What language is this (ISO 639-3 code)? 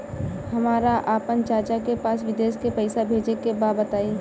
bho